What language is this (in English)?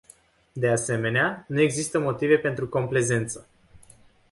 Romanian